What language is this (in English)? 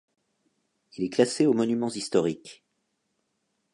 French